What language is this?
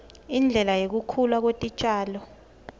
Swati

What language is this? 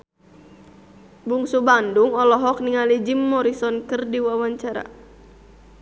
Sundanese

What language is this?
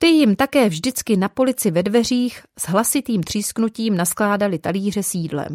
Czech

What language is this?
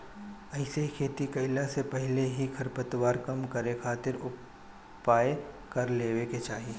Bhojpuri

